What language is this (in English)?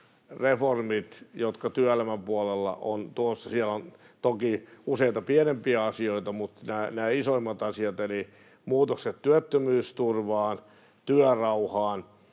Finnish